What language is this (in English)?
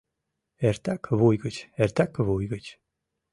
Mari